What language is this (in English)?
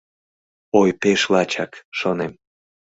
Mari